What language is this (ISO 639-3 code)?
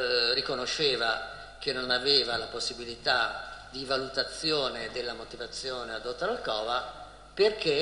ita